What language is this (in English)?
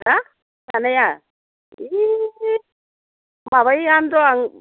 Bodo